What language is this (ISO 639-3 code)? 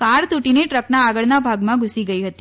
guj